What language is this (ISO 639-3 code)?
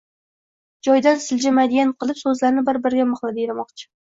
uzb